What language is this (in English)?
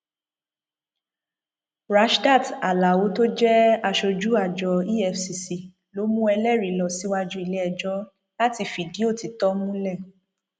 Yoruba